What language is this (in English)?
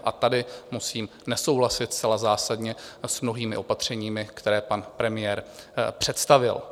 Czech